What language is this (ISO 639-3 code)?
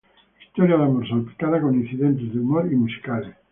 spa